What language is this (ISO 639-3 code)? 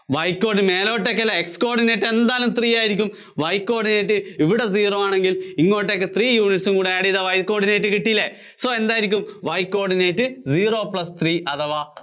mal